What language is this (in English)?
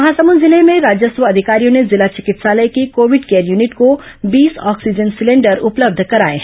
Hindi